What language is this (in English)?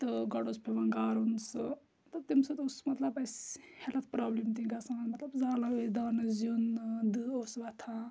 Kashmiri